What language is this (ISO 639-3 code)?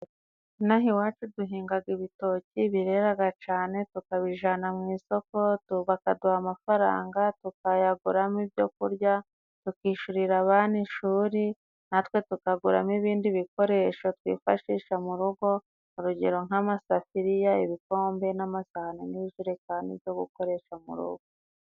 kin